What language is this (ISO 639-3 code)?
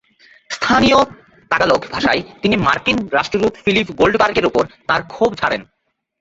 ben